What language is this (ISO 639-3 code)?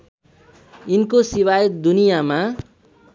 nep